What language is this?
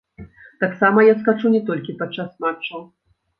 Belarusian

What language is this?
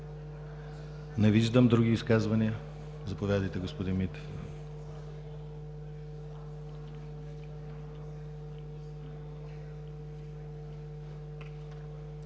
Bulgarian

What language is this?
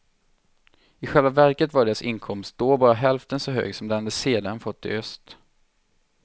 Swedish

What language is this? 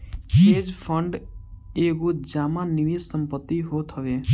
Bhojpuri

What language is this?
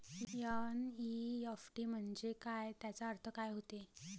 Marathi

